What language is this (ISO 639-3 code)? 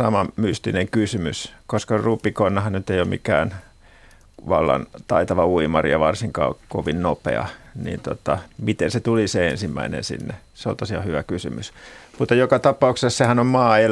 fin